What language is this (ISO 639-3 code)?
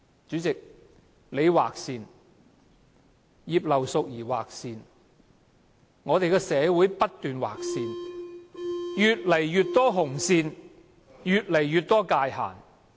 yue